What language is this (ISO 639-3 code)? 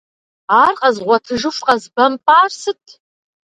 kbd